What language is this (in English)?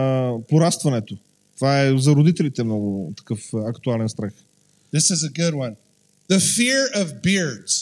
Bulgarian